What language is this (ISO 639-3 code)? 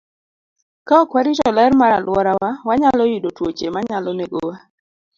luo